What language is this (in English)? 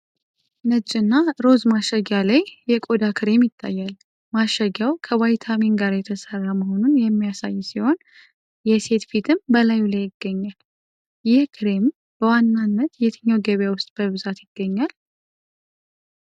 Amharic